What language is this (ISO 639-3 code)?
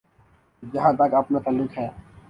urd